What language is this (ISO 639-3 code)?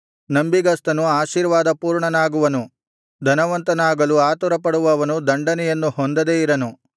kan